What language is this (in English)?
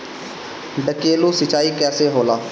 Bhojpuri